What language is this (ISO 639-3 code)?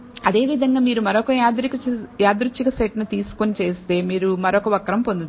tel